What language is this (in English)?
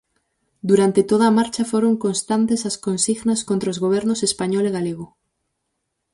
Galician